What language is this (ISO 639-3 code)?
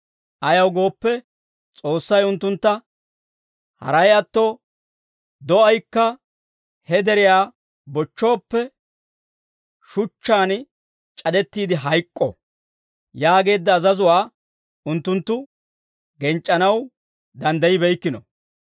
dwr